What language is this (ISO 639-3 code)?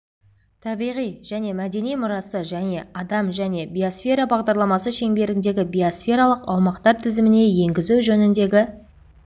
kaz